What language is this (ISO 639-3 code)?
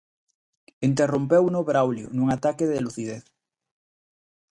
glg